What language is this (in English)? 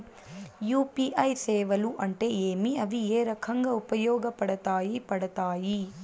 Telugu